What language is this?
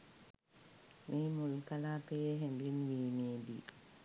Sinhala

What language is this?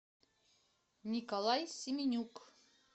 Russian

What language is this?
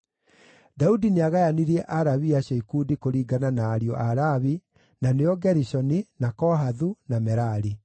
Kikuyu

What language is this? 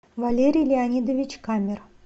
Russian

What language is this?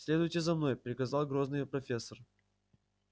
Russian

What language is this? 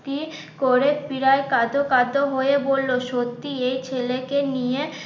Bangla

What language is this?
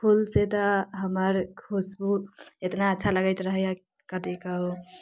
Maithili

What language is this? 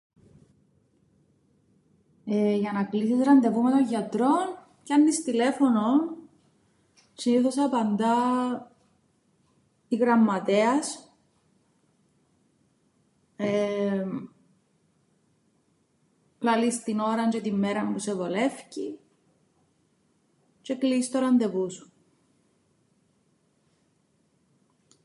Greek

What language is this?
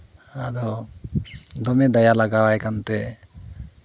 Santali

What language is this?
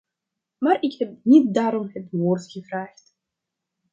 Dutch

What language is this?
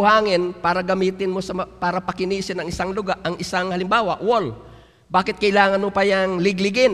Filipino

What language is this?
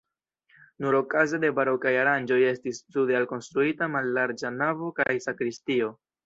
Esperanto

